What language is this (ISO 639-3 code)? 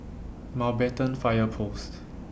eng